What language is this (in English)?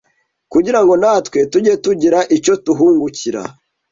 Kinyarwanda